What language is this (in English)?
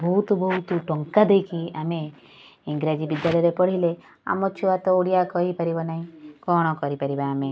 Odia